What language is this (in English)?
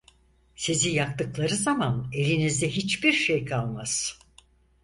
Turkish